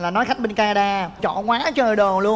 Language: Vietnamese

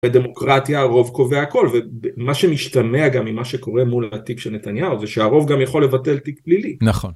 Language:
Hebrew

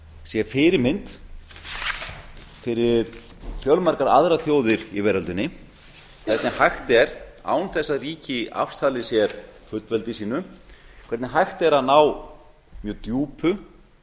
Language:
Icelandic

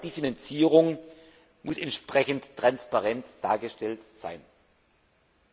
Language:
German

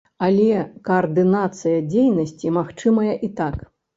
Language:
Belarusian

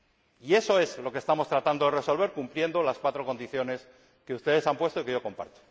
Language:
Spanish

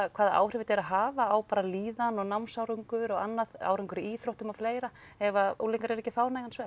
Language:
Icelandic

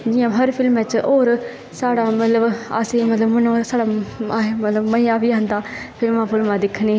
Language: Dogri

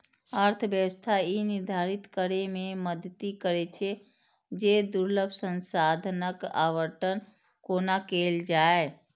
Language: Maithili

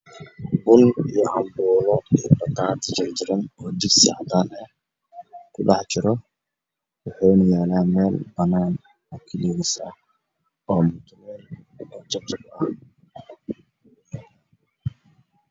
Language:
Somali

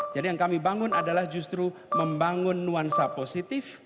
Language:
Indonesian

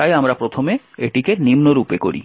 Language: Bangla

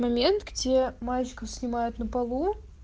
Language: Russian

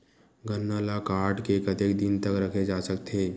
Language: Chhattisgarhi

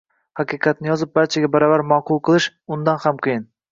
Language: Uzbek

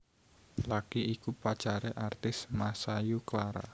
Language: Javanese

